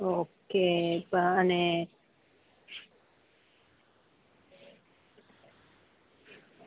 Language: Gujarati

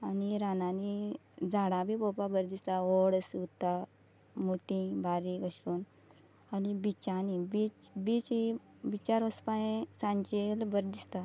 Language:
Konkani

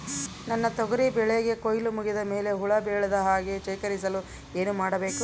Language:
Kannada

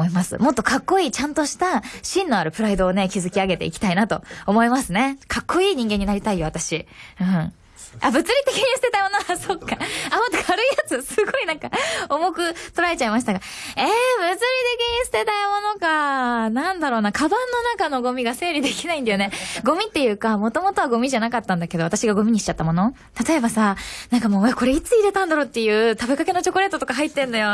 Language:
Japanese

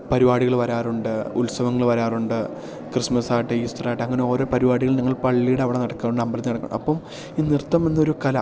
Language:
Malayalam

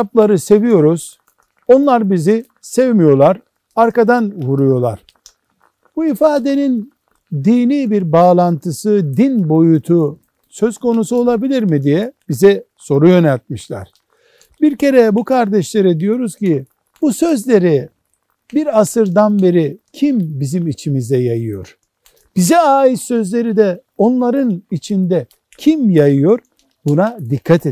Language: Turkish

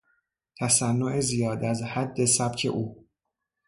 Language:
Persian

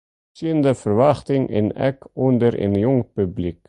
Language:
Western Frisian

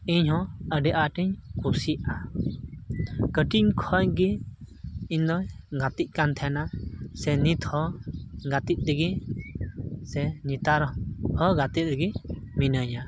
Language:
Santali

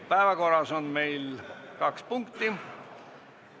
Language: Estonian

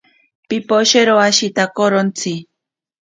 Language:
Ashéninka Perené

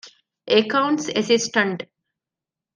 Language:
Divehi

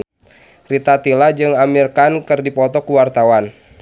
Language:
Sundanese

